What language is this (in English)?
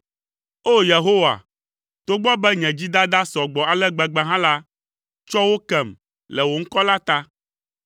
Ewe